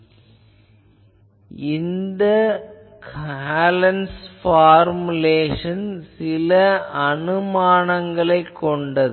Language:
Tamil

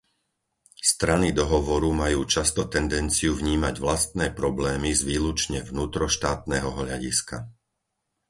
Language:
Slovak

